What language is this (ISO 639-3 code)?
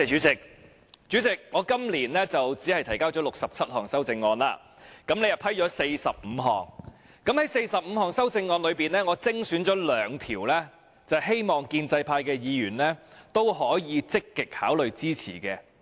yue